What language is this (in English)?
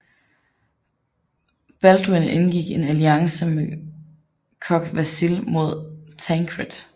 Danish